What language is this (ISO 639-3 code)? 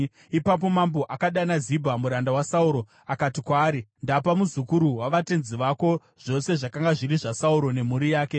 sna